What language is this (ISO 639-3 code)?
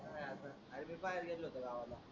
mar